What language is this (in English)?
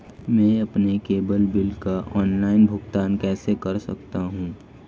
Hindi